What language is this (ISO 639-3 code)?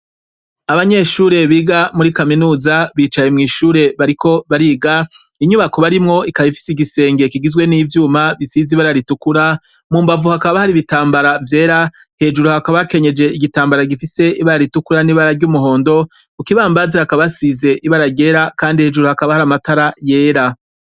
run